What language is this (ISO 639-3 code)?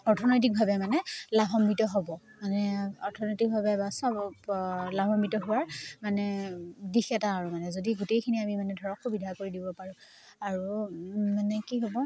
asm